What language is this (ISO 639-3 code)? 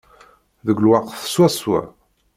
kab